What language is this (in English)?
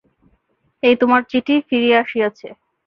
Bangla